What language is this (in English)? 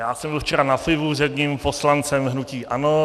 Czech